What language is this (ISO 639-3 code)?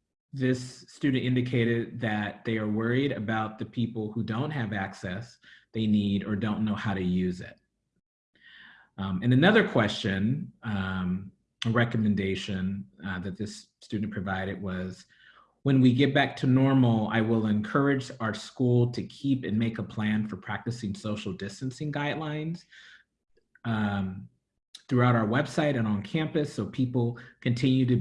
eng